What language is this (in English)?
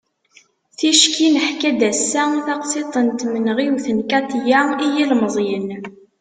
Kabyle